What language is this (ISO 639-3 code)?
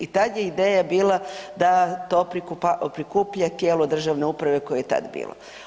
hrv